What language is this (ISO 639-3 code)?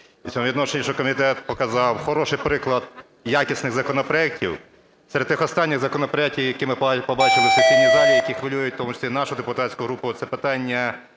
ukr